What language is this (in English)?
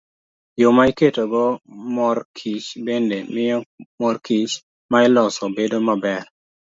Luo (Kenya and Tanzania)